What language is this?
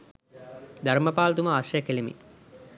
Sinhala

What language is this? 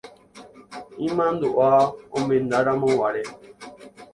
Guarani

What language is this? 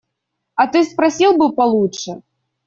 Russian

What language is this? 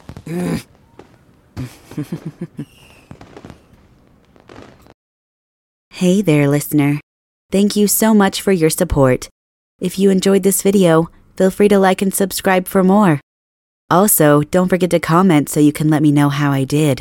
English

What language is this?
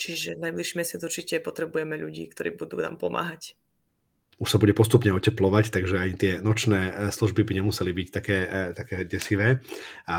Slovak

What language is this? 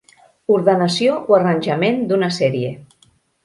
Catalan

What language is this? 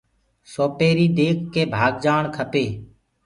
Gurgula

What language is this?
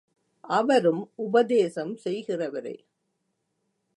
Tamil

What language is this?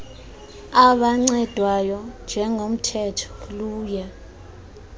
Xhosa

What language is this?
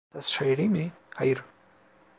Turkish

